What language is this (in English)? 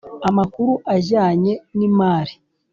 Kinyarwanda